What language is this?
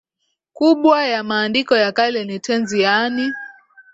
Swahili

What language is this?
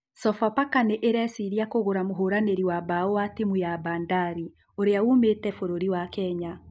Kikuyu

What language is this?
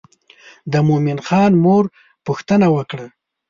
Pashto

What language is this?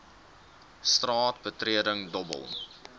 Afrikaans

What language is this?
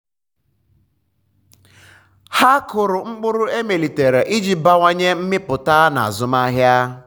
Igbo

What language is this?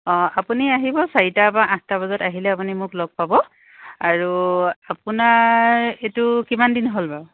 Assamese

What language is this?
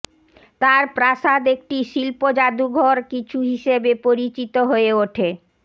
Bangla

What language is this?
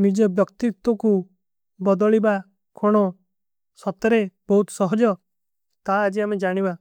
Kui (India)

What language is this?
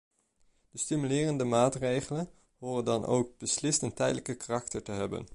Dutch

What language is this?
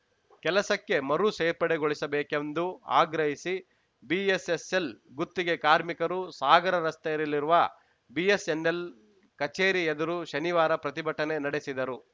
Kannada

